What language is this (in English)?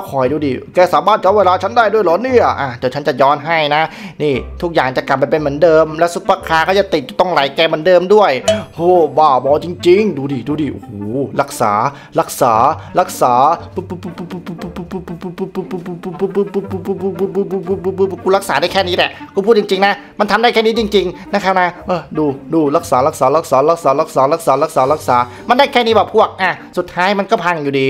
Thai